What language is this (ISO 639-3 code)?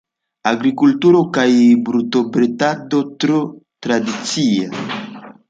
epo